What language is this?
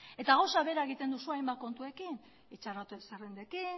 Basque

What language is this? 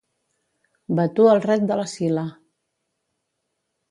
Catalan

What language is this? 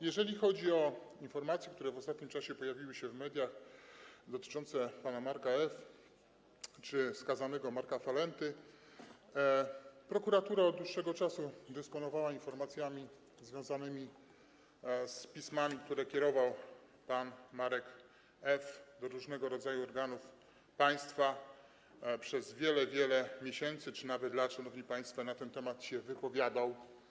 Polish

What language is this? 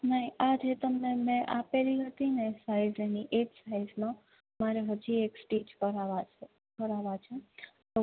Gujarati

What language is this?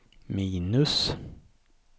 Swedish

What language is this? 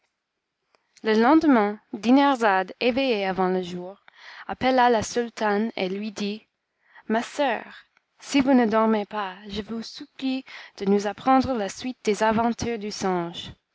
French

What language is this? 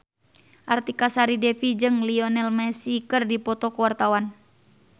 Sundanese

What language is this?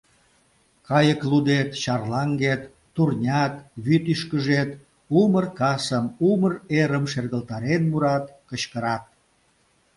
Mari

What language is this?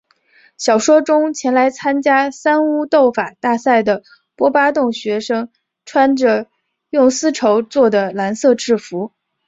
Chinese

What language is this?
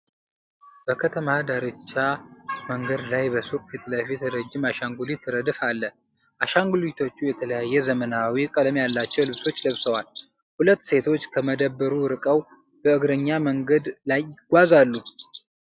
Amharic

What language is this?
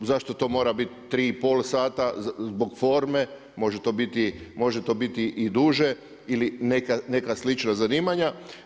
Croatian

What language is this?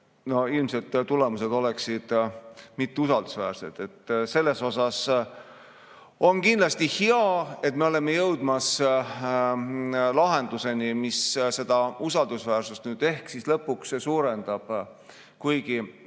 Estonian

